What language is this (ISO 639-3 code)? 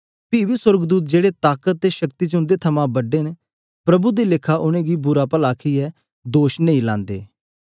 doi